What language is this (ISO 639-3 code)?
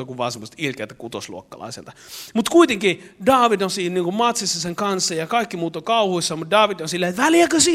fin